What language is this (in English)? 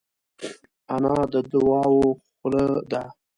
Pashto